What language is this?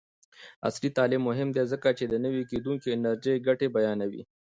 Pashto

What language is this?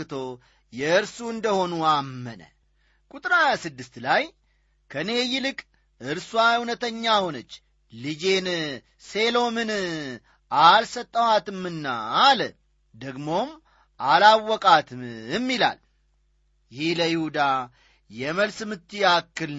Amharic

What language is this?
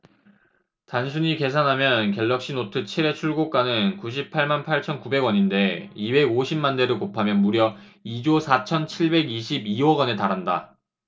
Korean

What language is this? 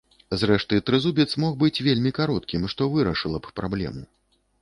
Belarusian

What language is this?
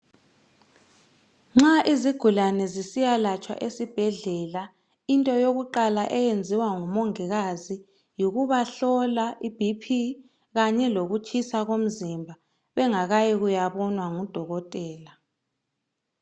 North Ndebele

